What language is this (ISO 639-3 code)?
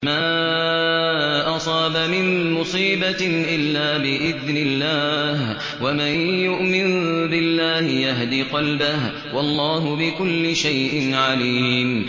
ara